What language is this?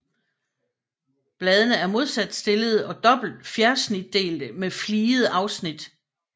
Danish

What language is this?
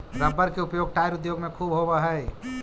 Magahi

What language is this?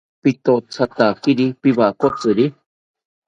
South Ucayali Ashéninka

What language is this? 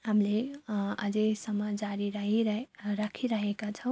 Nepali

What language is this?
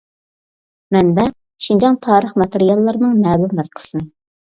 Uyghur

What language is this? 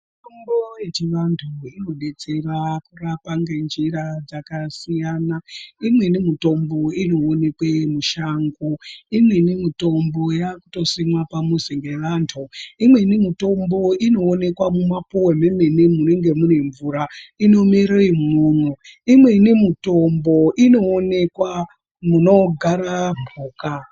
Ndau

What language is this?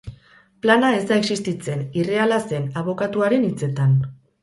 Basque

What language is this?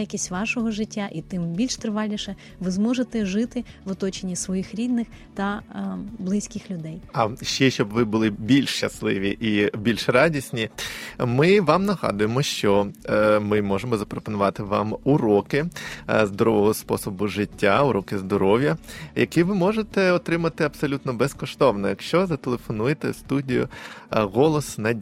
Ukrainian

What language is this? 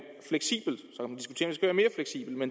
Danish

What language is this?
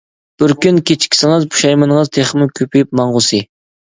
Uyghur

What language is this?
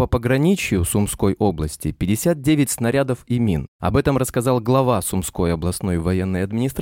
Russian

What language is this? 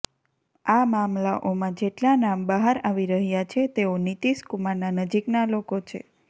Gujarati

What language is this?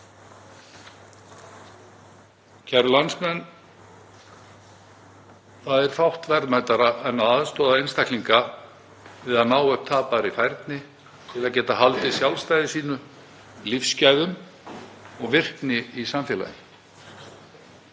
Icelandic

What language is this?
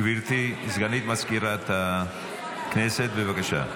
Hebrew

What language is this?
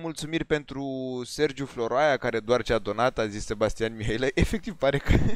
Romanian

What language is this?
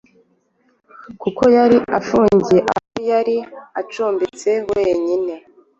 Kinyarwanda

